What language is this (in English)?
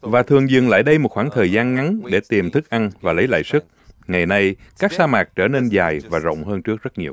Vietnamese